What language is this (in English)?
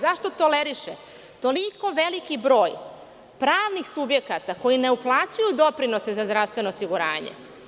Serbian